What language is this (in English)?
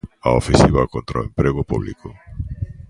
Galician